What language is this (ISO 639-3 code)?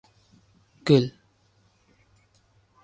uzb